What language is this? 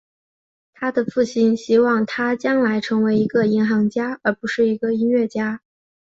Chinese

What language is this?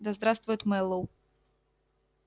Russian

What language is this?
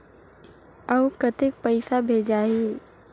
Chhattisgarhi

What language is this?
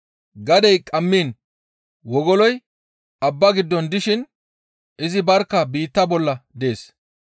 Gamo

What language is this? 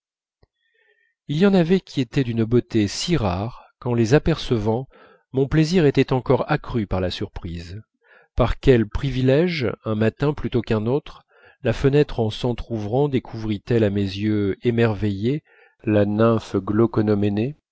French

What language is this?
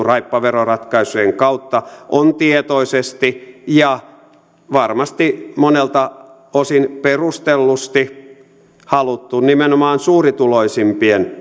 Finnish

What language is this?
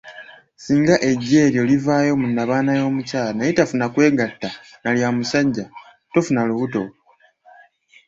Ganda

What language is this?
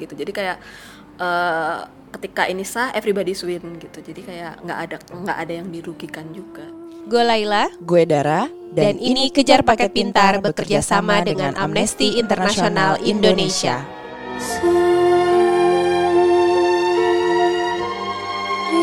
Indonesian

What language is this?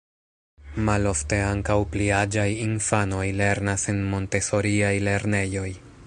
Esperanto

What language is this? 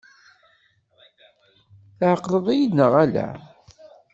Kabyle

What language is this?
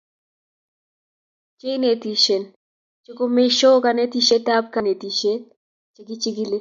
Kalenjin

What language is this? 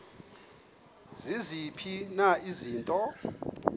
Xhosa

